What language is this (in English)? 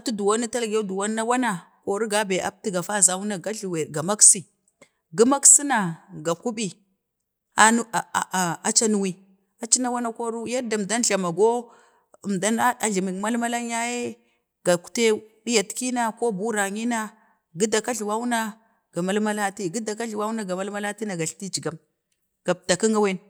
Bade